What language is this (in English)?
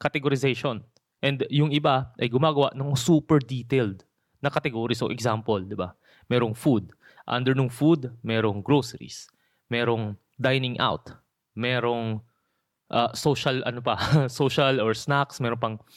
Filipino